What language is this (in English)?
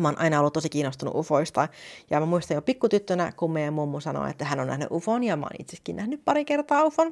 Finnish